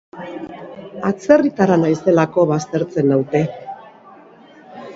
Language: Basque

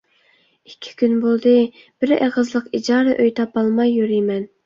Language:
Uyghur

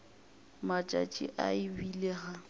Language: Northern Sotho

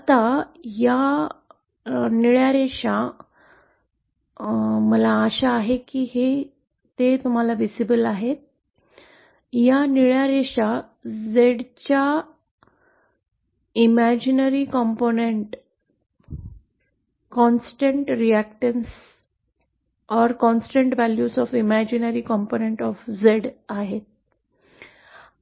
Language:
Marathi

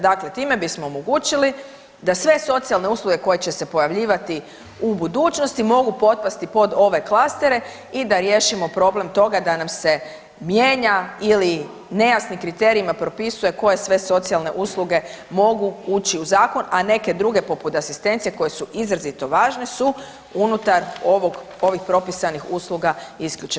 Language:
Croatian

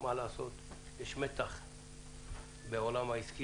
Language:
Hebrew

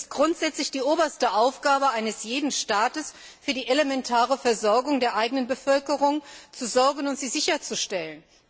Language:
German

